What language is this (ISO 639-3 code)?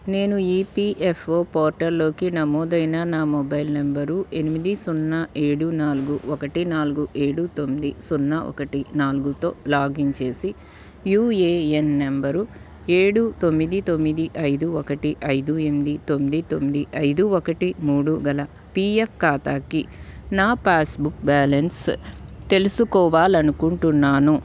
tel